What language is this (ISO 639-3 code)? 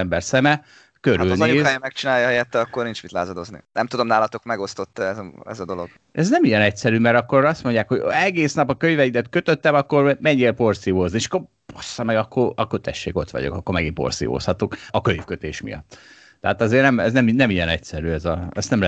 hun